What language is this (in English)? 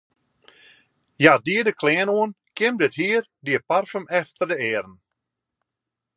Western Frisian